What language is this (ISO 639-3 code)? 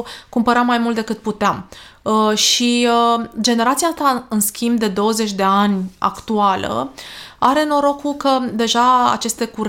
ron